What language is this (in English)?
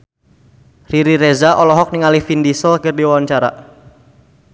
Sundanese